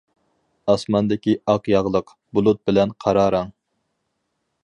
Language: Uyghur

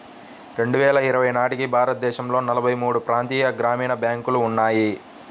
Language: Telugu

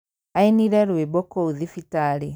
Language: Kikuyu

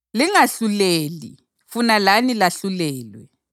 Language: North Ndebele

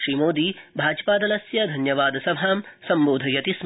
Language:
Sanskrit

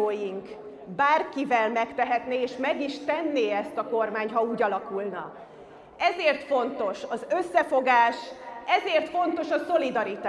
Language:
Hungarian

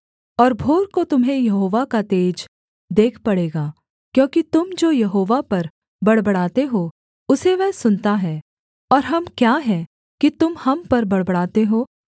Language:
Hindi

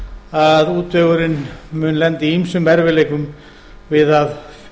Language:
Icelandic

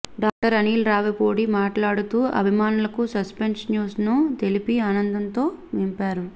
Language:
Telugu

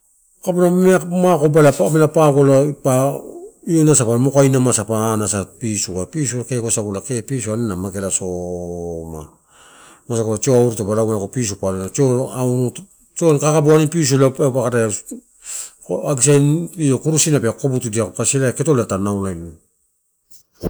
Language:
Torau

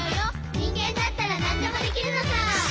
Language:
Japanese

